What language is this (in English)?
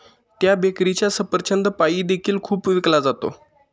Marathi